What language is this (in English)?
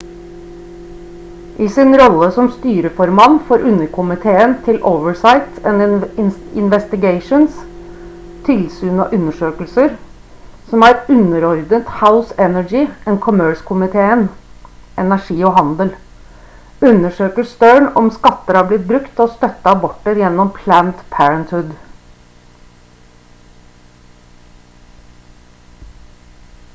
Norwegian Bokmål